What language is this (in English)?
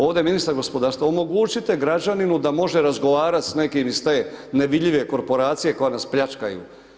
Croatian